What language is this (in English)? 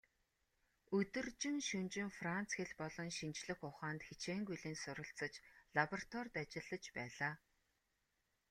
Mongolian